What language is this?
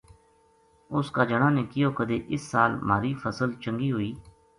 Gujari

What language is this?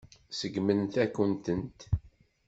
Kabyle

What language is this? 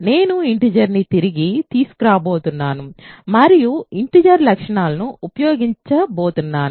Telugu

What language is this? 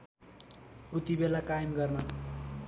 Nepali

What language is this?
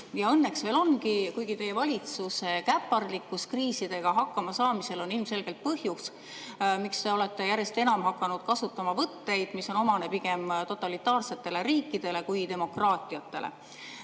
Estonian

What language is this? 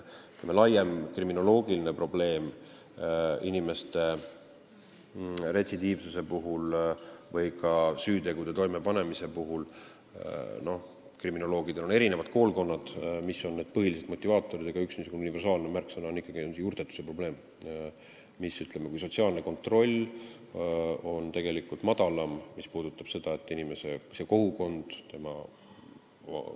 Estonian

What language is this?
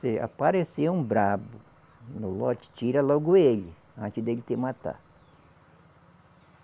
Portuguese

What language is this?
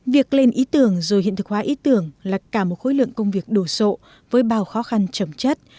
Vietnamese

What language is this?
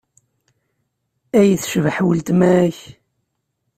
Kabyle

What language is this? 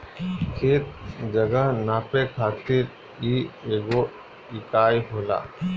Bhojpuri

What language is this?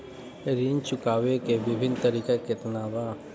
Bhojpuri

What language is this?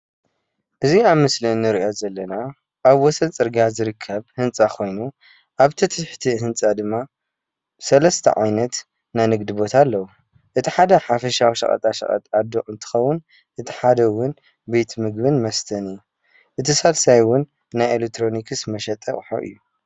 Tigrinya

